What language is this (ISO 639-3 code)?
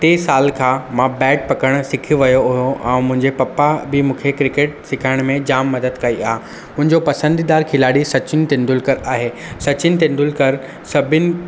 snd